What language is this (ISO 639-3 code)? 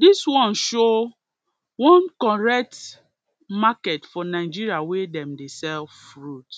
pcm